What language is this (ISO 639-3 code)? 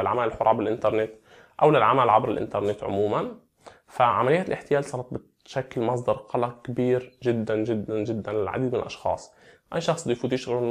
ara